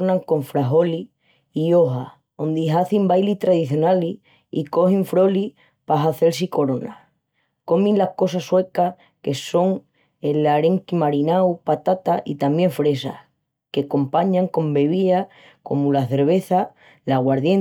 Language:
Extremaduran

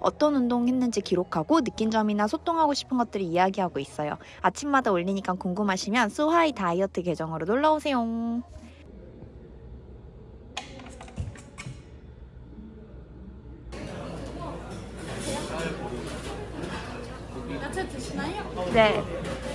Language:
Korean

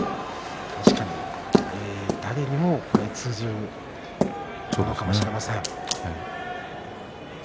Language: Japanese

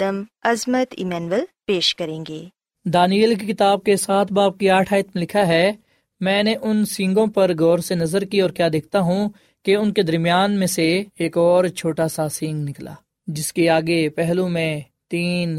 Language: Urdu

